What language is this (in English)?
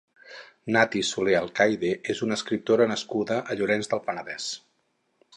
Catalan